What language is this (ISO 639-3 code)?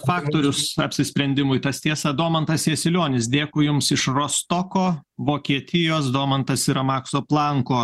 lit